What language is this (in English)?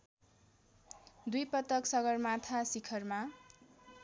Nepali